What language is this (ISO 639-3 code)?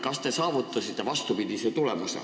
est